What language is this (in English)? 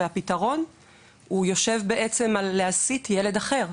Hebrew